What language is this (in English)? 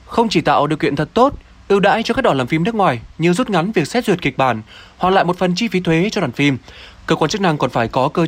Vietnamese